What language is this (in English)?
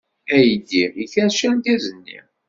Kabyle